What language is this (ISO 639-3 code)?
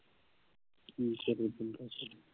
pan